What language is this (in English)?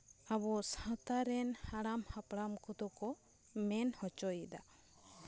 Santali